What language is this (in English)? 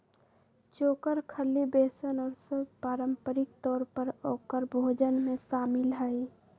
Magahi